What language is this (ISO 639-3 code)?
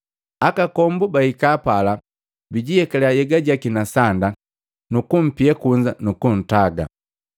mgv